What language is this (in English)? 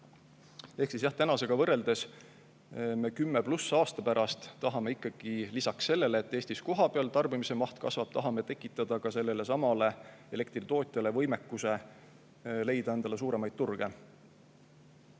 Estonian